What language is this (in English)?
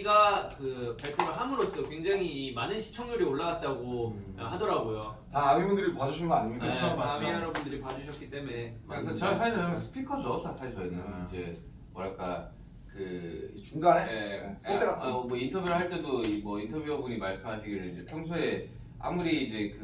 Korean